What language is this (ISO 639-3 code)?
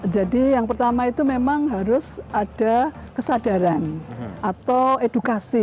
ind